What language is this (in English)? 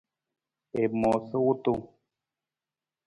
Nawdm